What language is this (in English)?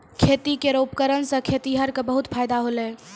Maithili